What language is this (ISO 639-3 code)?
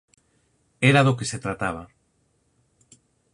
glg